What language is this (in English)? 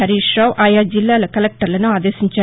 Telugu